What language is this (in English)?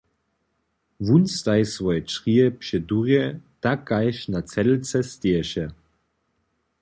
Upper Sorbian